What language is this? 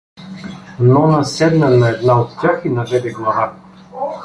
Bulgarian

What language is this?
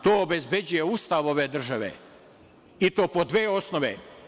Serbian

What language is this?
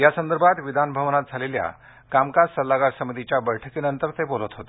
Marathi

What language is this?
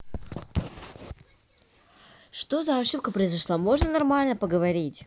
Russian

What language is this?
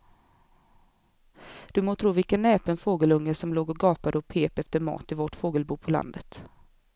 Swedish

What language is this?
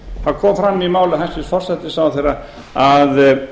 Icelandic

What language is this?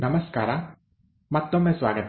Kannada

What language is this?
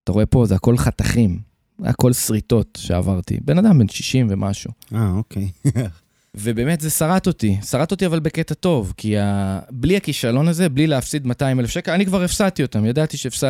Hebrew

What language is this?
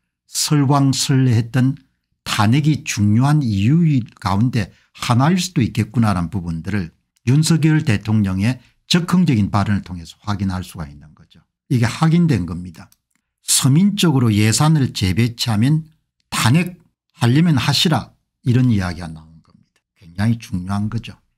Korean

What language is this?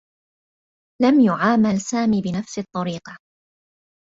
Arabic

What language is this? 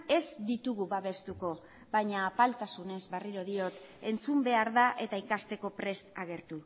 Basque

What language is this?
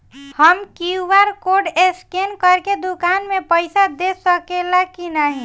Bhojpuri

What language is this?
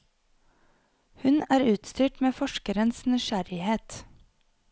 Norwegian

